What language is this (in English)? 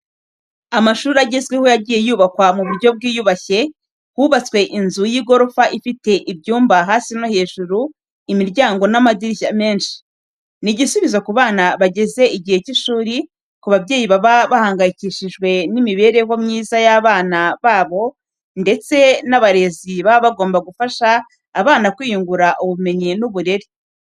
Kinyarwanda